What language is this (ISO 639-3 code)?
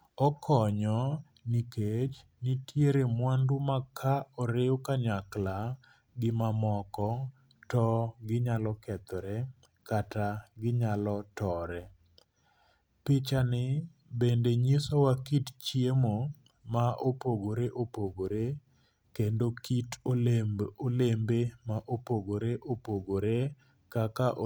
luo